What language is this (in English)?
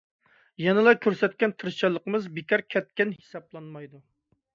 Uyghur